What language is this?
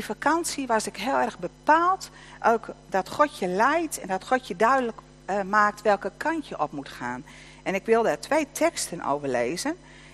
Dutch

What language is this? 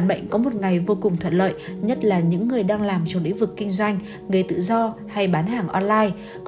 Vietnamese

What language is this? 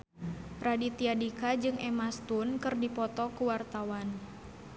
Sundanese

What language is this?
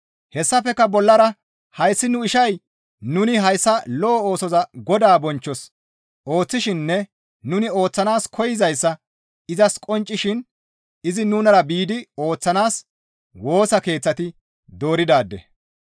Gamo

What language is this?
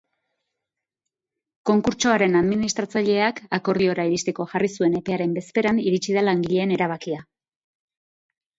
Basque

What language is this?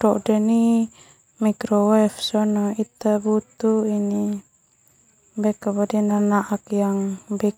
Termanu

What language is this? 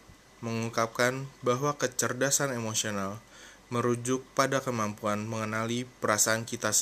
Indonesian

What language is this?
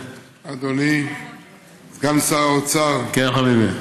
Hebrew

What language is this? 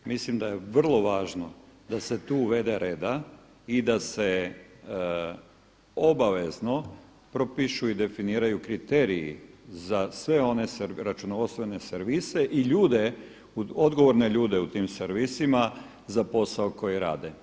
Croatian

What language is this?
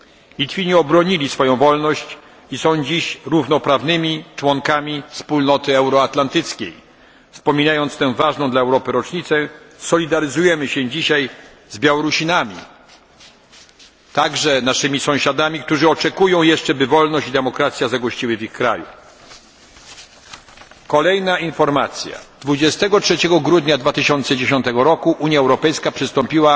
Polish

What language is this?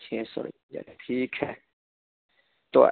Urdu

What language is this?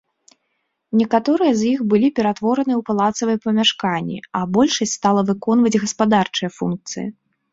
Belarusian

